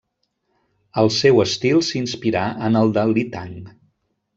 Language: Catalan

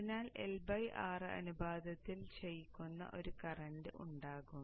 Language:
Malayalam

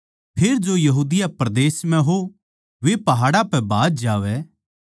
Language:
Haryanvi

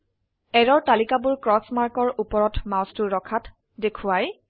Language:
Assamese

